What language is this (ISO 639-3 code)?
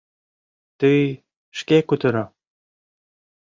chm